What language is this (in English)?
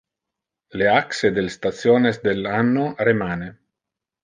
Interlingua